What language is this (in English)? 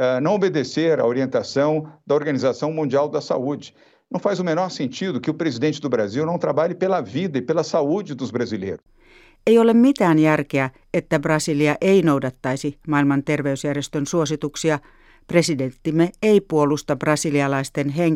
Finnish